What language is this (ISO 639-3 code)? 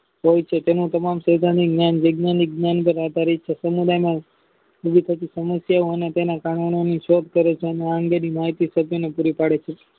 guj